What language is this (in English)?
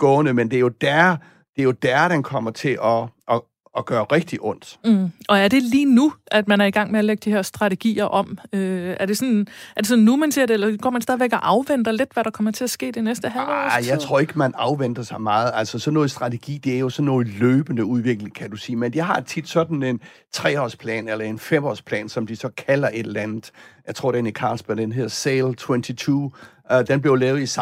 Danish